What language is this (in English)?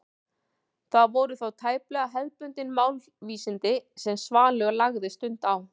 Icelandic